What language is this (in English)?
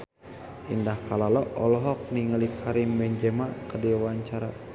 Sundanese